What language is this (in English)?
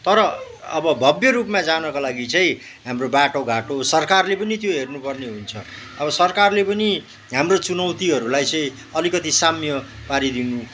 Nepali